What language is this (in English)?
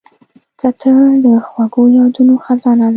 Pashto